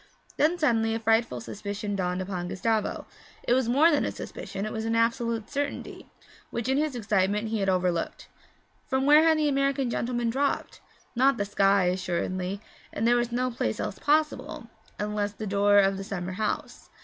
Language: English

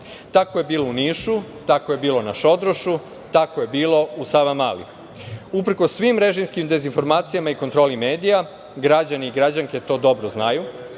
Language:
Serbian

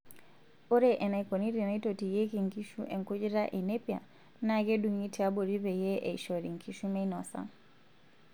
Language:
Masai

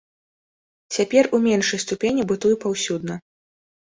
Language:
Belarusian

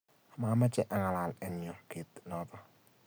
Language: Kalenjin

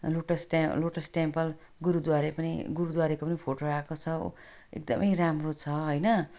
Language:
Nepali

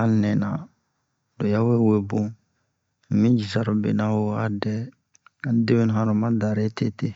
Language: Bomu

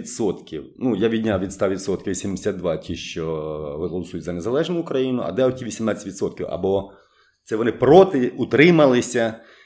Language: Ukrainian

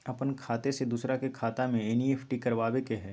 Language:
Magahi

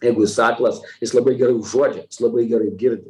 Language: Lithuanian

